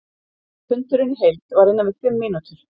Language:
Icelandic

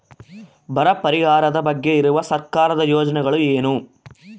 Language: Kannada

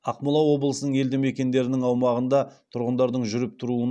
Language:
Kazakh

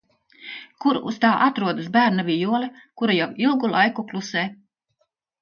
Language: Latvian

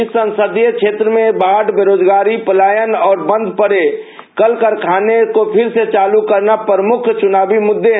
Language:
Hindi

